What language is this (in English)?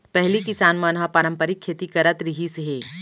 Chhattisgarhi